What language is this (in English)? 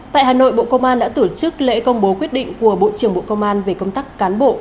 Vietnamese